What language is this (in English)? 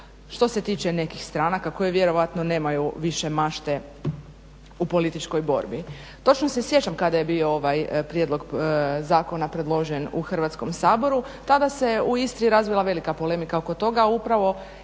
Croatian